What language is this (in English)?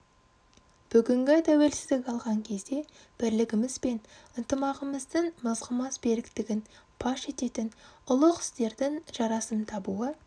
Kazakh